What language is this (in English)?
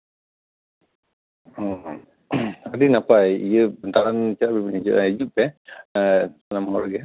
Santali